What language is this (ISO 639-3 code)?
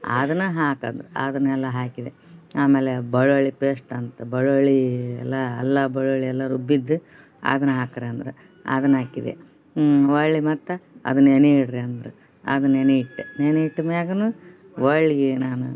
kan